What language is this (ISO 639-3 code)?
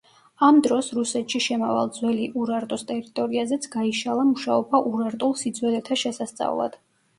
kat